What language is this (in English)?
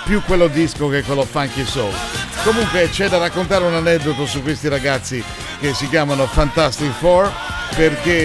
Italian